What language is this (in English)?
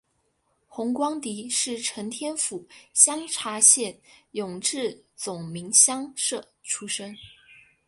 Chinese